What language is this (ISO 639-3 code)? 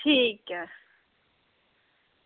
doi